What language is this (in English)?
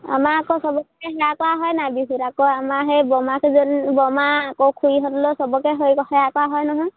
Assamese